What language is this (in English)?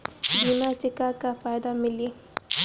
Bhojpuri